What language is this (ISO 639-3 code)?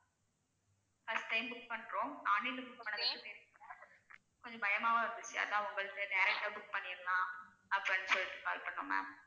tam